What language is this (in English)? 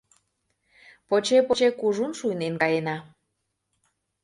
Mari